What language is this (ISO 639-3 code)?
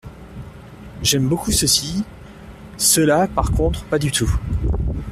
fra